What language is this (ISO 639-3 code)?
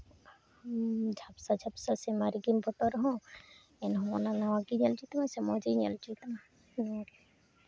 sat